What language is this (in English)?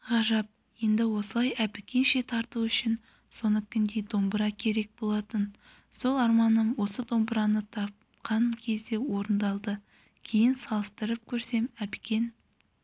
Kazakh